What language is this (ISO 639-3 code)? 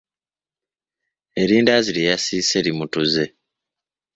lug